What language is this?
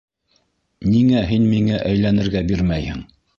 Bashkir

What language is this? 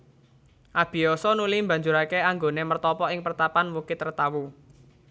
Javanese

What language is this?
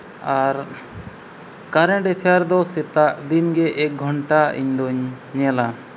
Santali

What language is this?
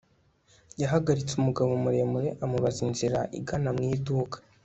Kinyarwanda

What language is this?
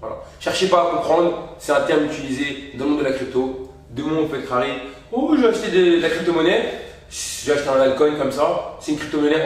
French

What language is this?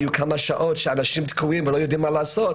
Hebrew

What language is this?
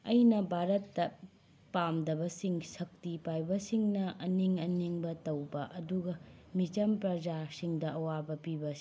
Manipuri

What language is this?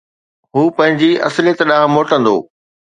Sindhi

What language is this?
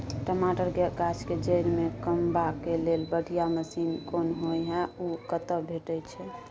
Maithili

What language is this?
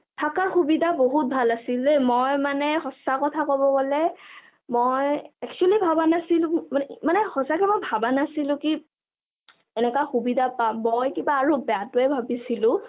Assamese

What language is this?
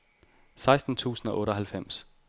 Danish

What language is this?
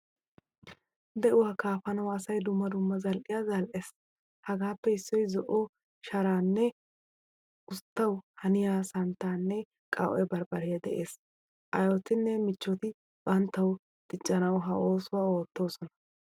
Wolaytta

